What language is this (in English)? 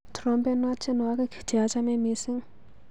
Kalenjin